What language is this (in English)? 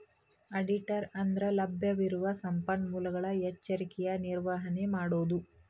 Kannada